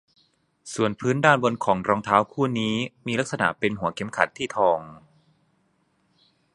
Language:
Thai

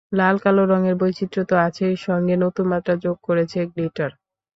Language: Bangla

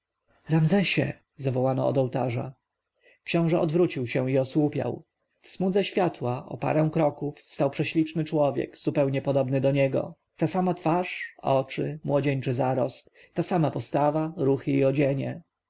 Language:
Polish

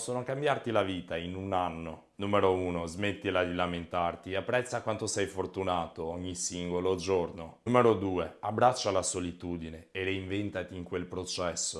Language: Italian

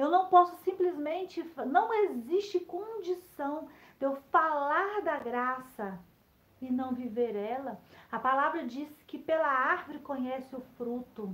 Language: Portuguese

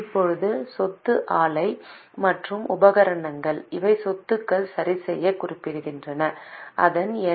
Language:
Tamil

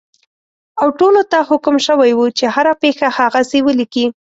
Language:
Pashto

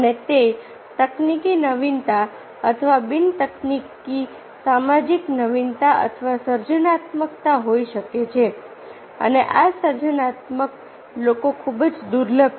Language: Gujarati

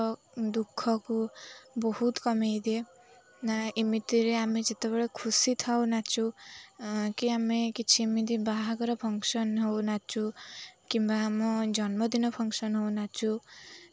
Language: Odia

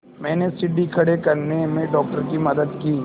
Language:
Hindi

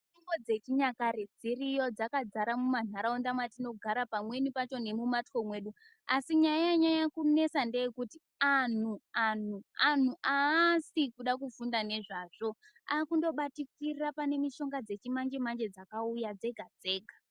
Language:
Ndau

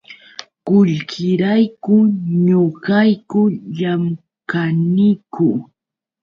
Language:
Yauyos Quechua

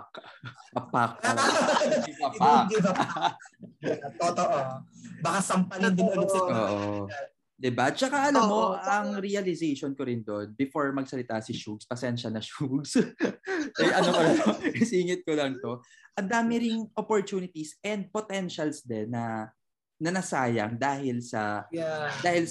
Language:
Filipino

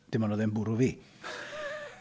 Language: Welsh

